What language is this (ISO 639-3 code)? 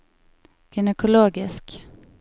nor